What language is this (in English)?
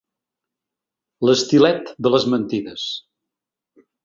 Catalan